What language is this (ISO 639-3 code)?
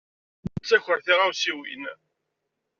kab